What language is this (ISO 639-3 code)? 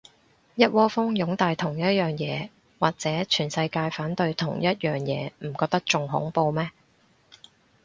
yue